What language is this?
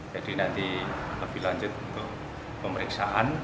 Indonesian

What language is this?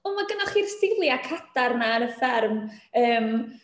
Welsh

